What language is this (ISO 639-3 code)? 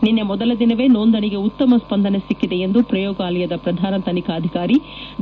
kan